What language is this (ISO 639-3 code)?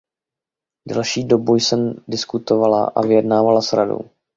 ces